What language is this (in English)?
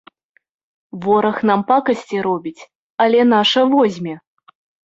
Belarusian